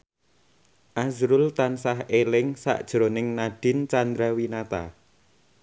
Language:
Javanese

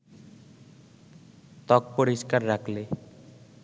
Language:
Bangla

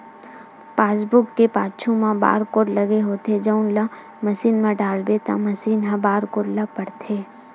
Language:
Chhattisgarhi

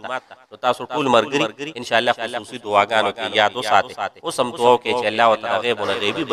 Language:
Arabic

